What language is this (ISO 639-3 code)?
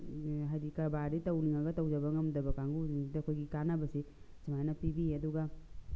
mni